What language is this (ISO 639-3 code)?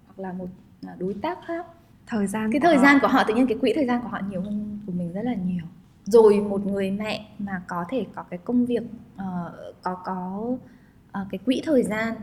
vie